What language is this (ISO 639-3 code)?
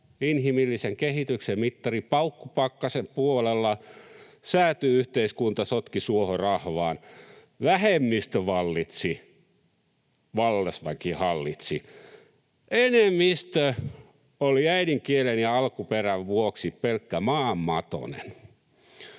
fin